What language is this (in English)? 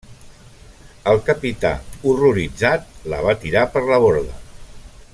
Catalan